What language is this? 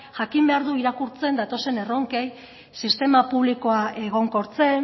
Basque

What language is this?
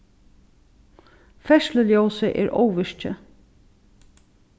Faroese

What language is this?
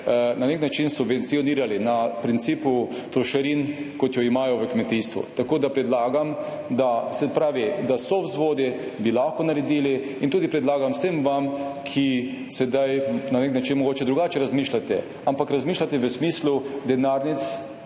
Slovenian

